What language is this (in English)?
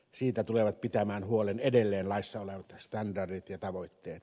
Finnish